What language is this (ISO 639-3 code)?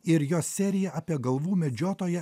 lit